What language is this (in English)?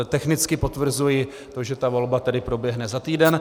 Czech